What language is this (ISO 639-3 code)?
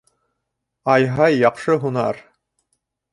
bak